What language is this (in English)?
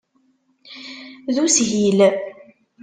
Kabyle